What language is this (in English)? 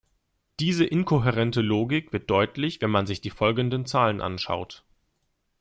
German